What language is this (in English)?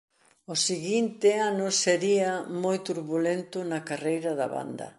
Galician